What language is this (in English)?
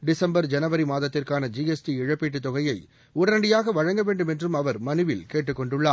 Tamil